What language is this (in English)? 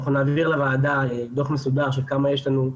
Hebrew